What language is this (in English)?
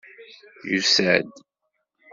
Kabyle